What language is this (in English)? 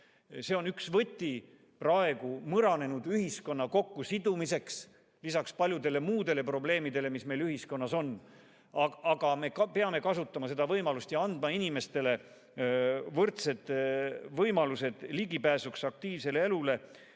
Estonian